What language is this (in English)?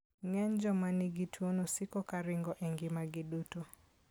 Luo (Kenya and Tanzania)